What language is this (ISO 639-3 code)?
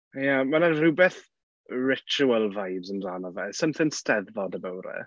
cym